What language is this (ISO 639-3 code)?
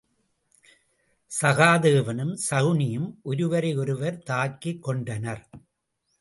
tam